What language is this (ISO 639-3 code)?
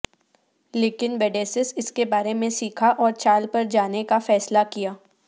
urd